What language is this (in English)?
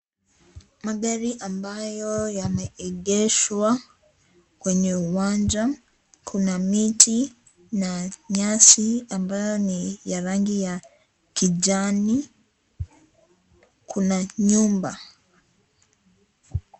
Swahili